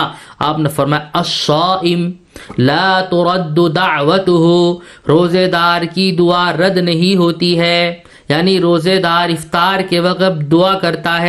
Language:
Urdu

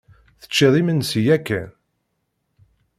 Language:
Kabyle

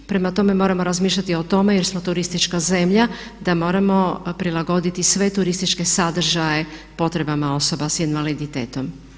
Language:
Croatian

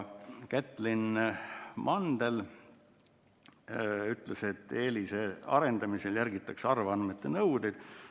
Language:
Estonian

